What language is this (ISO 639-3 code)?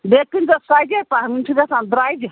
kas